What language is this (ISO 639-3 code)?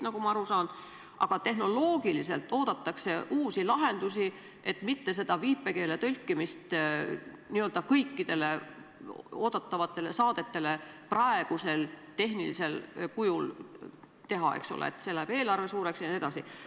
est